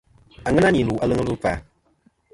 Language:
Kom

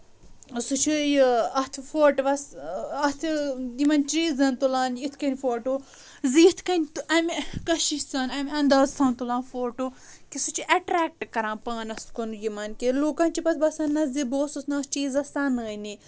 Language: Kashmiri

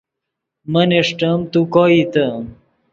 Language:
Yidgha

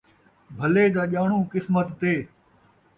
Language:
Saraiki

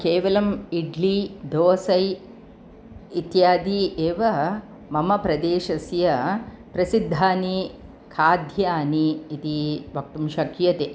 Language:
Sanskrit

